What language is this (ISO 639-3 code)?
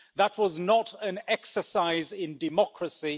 eng